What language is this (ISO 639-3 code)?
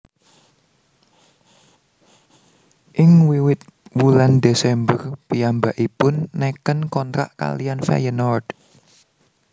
jav